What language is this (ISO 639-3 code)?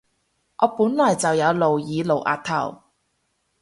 yue